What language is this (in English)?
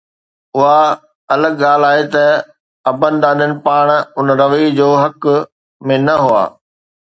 Sindhi